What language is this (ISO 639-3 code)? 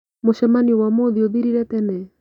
kik